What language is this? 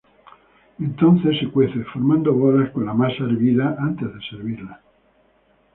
Spanish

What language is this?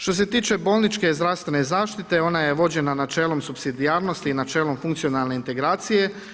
Croatian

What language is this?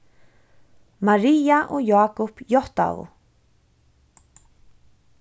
Faroese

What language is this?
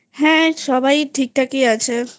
Bangla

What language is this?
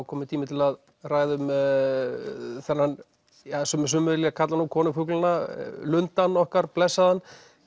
Icelandic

